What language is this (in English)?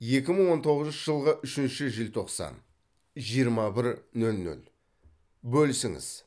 Kazakh